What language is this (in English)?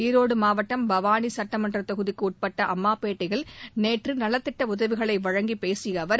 Tamil